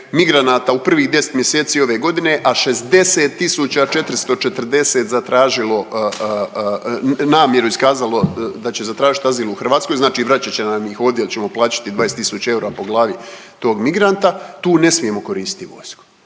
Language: Croatian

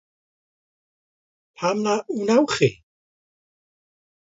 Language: Welsh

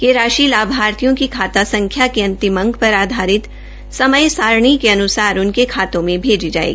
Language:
Hindi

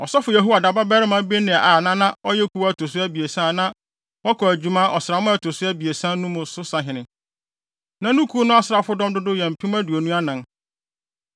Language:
Akan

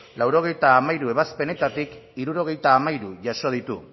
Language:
Basque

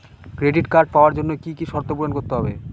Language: Bangla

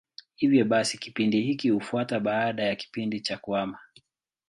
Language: Swahili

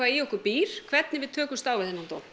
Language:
Icelandic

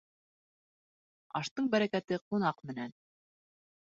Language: Bashkir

